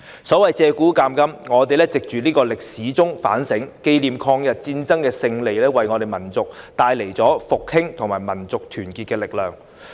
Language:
Cantonese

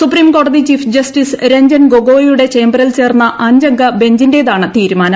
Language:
Malayalam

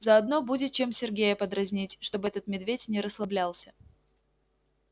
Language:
Russian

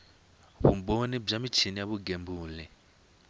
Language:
Tsonga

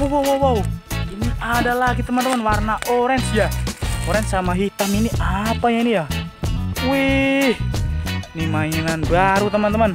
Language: Indonesian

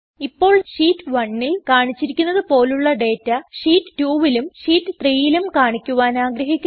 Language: Malayalam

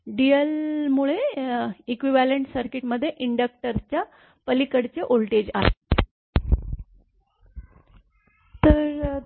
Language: Marathi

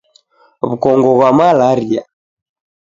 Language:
Taita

